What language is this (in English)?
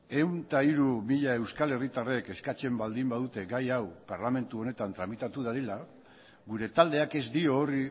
Basque